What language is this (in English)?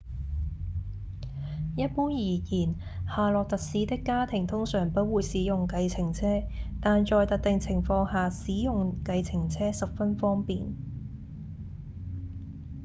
Cantonese